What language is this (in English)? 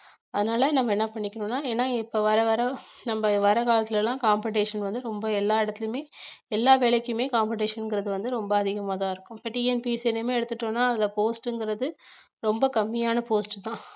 Tamil